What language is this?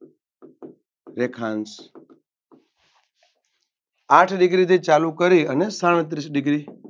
Gujarati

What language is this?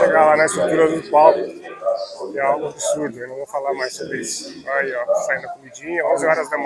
Portuguese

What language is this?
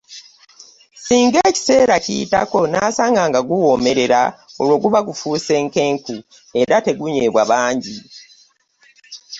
Ganda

